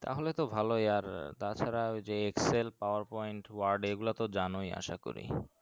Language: Bangla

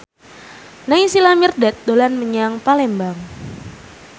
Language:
Javanese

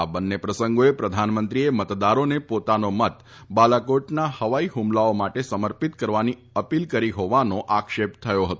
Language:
Gujarati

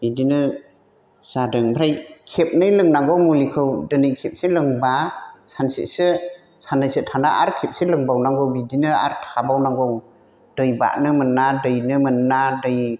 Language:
Bodo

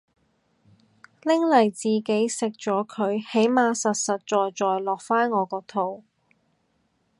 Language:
Cantonese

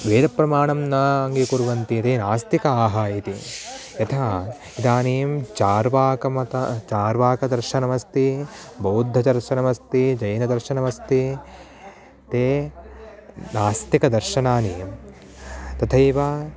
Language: Sanskrit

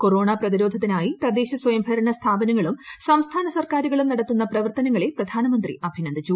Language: Malayalam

